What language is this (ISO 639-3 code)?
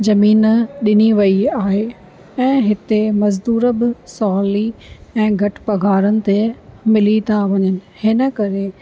snd